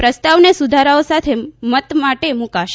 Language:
Gujarati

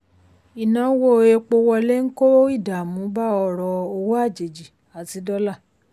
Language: Yoruba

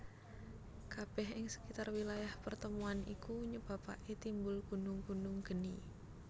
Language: Javanese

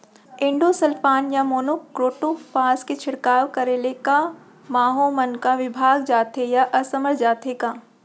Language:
Chhattisgarhi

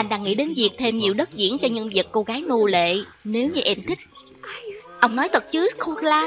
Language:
Vietnamese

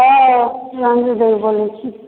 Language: Maithili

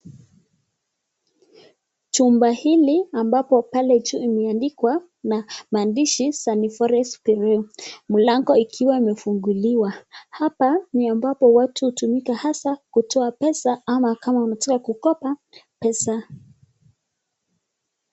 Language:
Swahili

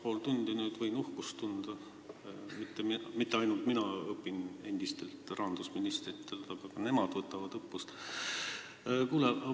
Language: Estonian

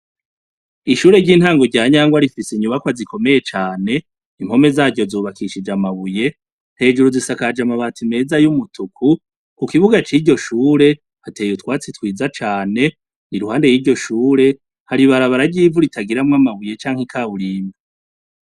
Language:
Rundi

